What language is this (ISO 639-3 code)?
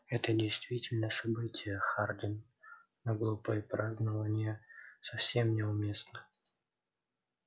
rus